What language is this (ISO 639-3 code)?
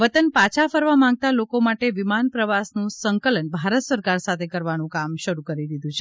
guj